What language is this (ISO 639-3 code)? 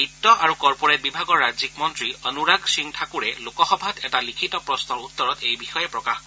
asm